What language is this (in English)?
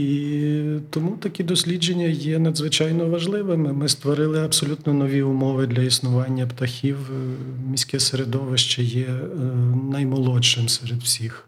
Ukrainian